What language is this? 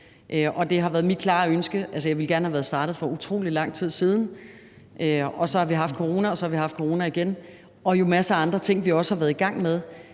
Danish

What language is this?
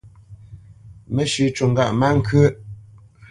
Bamenyam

